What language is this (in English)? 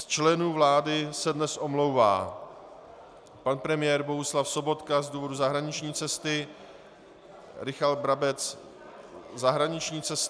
Czech